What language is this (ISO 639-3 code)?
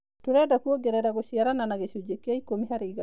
kik